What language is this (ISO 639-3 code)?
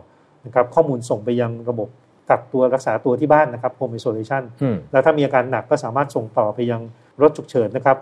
tha